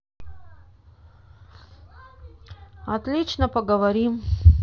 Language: Russian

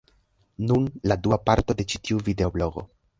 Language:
Esperanto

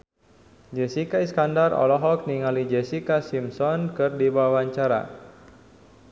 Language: Sundanese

